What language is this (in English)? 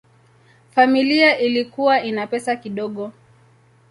Swahili